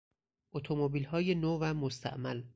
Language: Persian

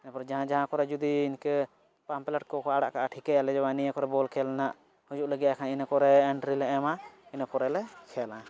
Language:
Santali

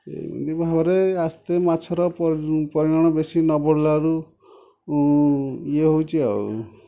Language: Odia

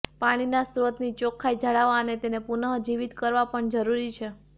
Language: Gujarati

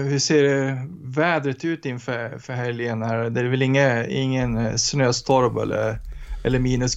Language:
Swedish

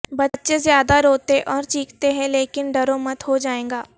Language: Urdu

